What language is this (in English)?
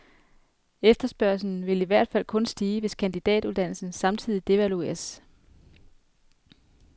Danish